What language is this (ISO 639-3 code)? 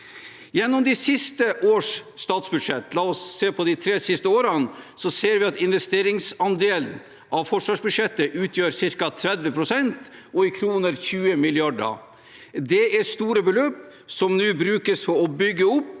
nor